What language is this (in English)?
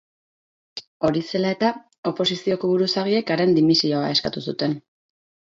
Basque